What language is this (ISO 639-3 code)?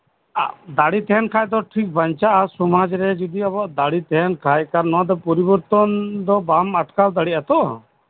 sat